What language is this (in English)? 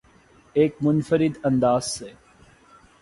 Urdu